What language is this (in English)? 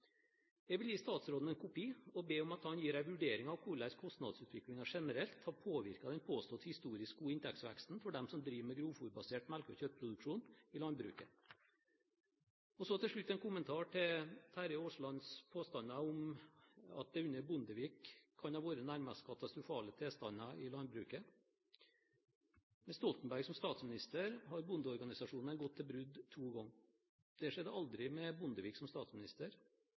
Norwegian Bokmål